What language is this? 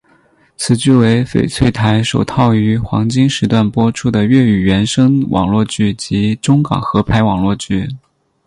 Chinese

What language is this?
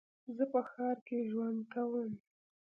Pashto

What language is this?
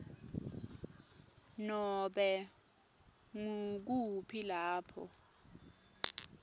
Swati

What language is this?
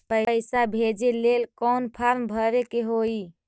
Magahi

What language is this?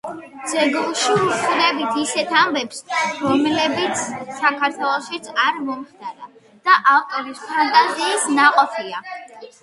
Georgian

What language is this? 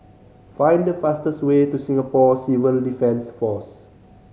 English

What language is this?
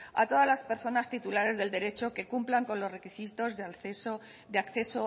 Spanish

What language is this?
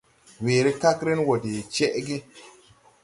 Tupuri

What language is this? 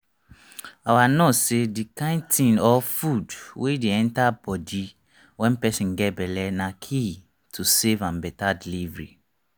Nigerian Pidgin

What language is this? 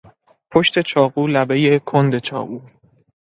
Persian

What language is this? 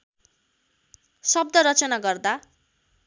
Nepali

